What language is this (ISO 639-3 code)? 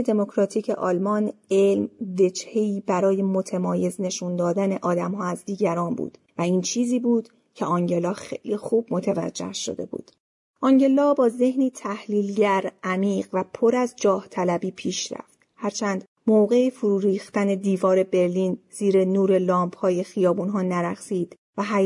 fas